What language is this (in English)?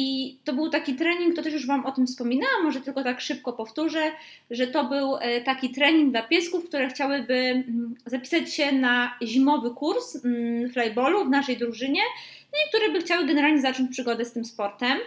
Polish